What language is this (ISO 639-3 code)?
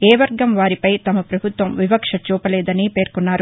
tel